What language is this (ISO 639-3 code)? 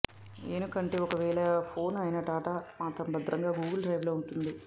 tel